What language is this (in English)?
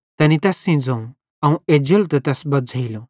Bhadrawahi